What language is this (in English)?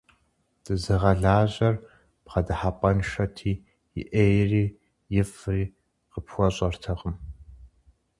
Kabardian